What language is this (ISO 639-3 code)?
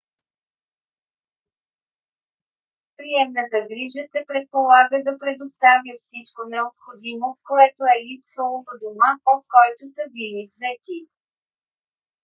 bul